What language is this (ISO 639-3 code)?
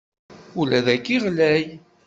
kab